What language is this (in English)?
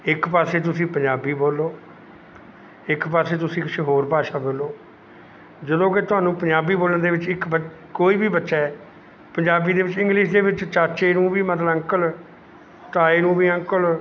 Punjabi